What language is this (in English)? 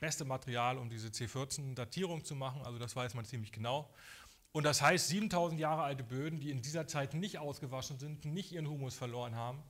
German